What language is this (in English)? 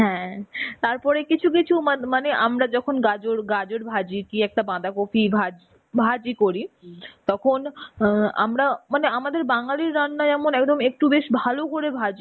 Bangla